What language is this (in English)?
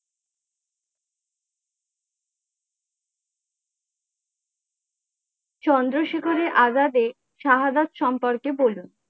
Bangla